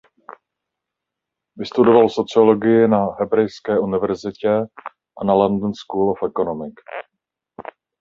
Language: Czech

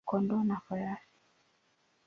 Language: Swahili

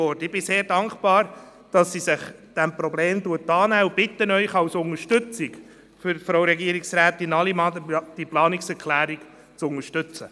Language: Swiss German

